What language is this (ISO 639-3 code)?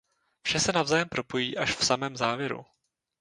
ces